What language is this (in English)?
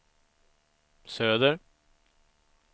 Swedish